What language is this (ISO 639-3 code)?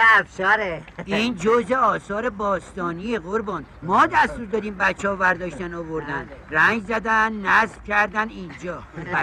fas